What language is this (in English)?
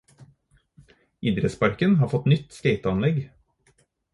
Norwegian Bokmål